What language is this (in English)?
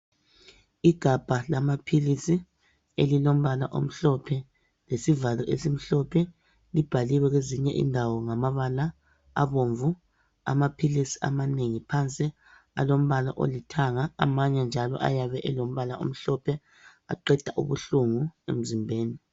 North Ndebele